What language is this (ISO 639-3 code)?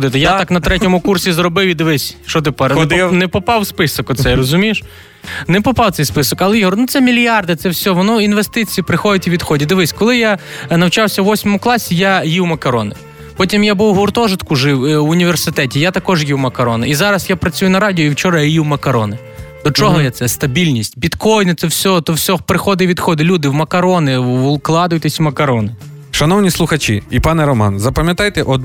ukr